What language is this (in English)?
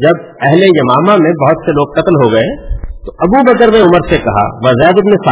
Urdu